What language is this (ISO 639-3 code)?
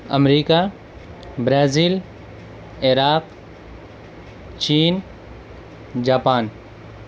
urd